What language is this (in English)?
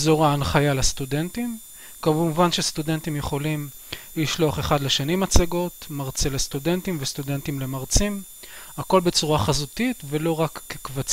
Hebrew